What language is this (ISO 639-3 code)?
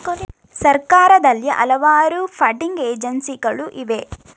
kan